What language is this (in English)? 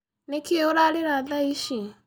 Kikuyu